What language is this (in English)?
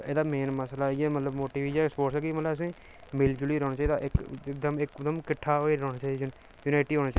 Dogri